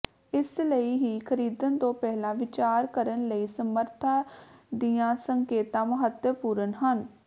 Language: Punjabi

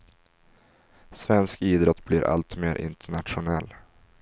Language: Swedish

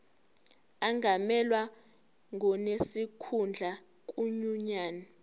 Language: Zulu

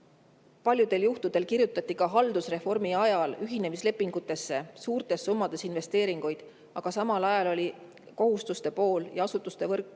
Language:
Estonian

